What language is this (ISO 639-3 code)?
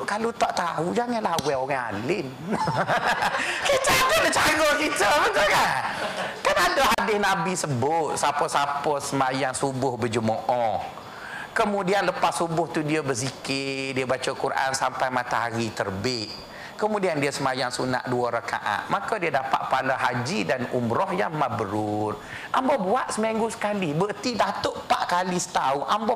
msa